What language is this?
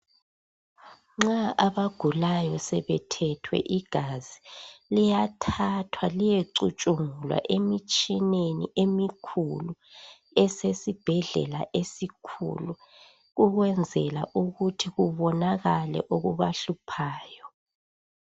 North Ndebele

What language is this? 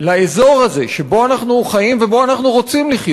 Hebrew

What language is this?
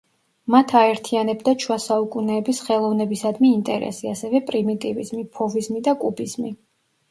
Georgian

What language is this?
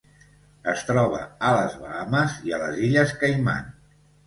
Catalan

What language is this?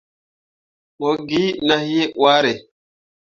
Mundang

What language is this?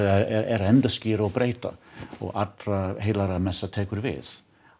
Icelandic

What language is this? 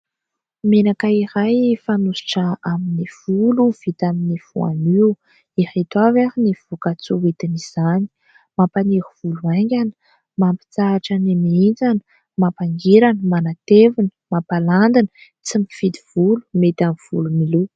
Malagasy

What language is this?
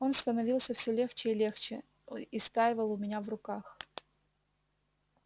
Russian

